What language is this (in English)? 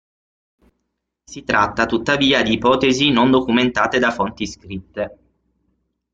Italian